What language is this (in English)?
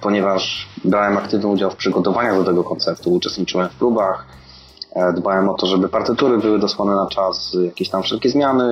Polish